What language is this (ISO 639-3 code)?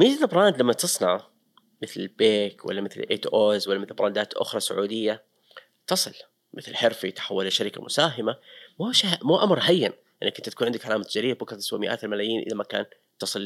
ara